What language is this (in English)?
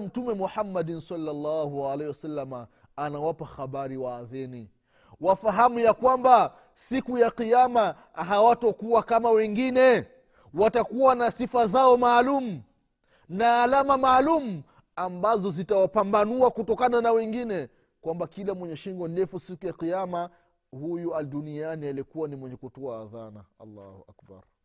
Swahili